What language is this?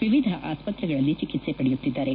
Kannada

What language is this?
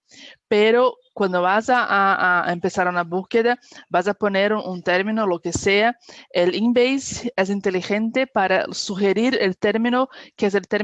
Spanish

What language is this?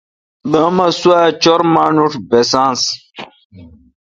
Kalkoti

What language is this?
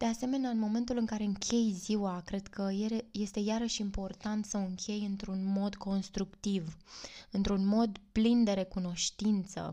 Romanian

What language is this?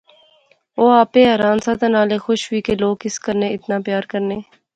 Pahari-Potwari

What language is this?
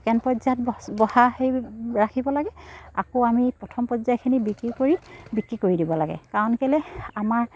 Assamese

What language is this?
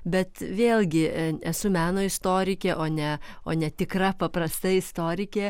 Lithuanian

